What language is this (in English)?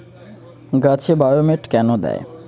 Bangla